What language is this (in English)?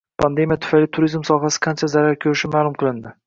Uzbek